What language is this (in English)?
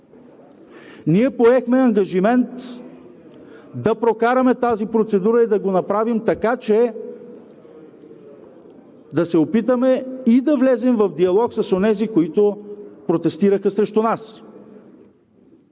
Bulgarian